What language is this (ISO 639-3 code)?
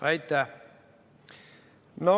est